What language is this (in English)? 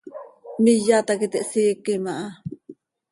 Seri